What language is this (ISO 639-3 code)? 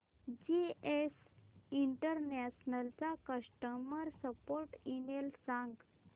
mar